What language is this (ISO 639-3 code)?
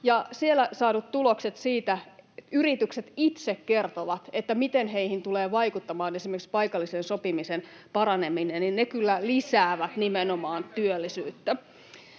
fin